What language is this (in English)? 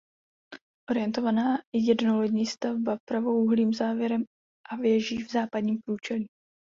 Czech